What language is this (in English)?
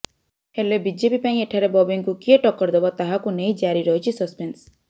Odia